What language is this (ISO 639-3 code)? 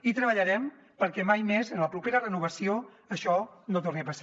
cat